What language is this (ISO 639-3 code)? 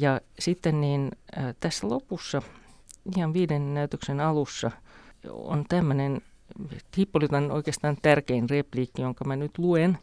fin